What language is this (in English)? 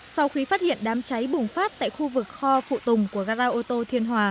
Vietnamese